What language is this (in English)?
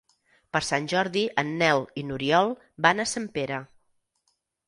Catalan